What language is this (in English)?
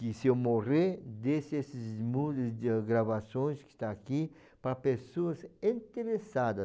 Portuguese